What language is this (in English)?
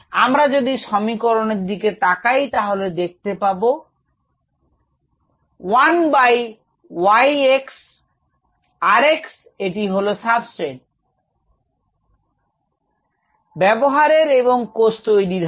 Bangla